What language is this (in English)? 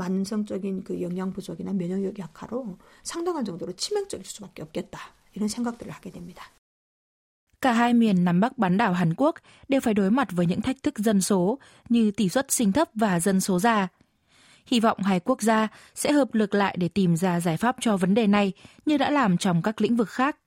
Vietnamese